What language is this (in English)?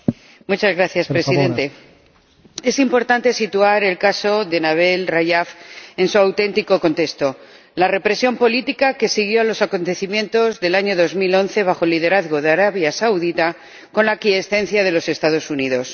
Spanish